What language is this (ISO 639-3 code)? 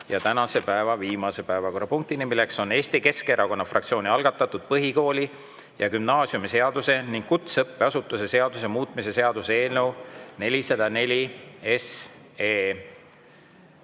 est